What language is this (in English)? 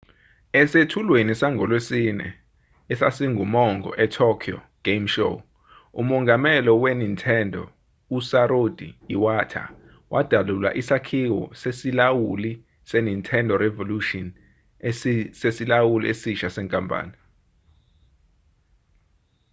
Zulu